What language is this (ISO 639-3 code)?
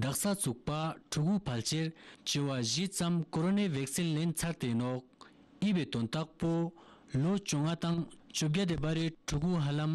ron